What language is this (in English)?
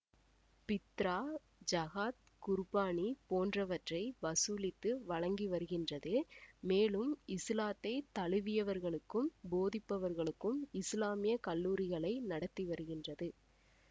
Tamil